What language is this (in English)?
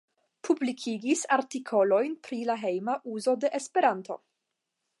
Esperanto